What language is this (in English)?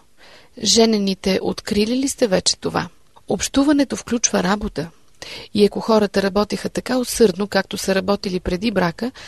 Bulgarian